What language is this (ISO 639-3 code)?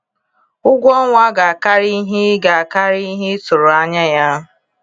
ibo